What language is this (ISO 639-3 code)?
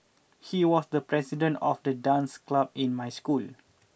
eng